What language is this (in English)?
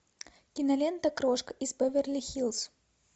Russian